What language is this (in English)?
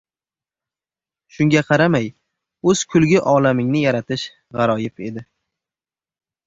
Uzbek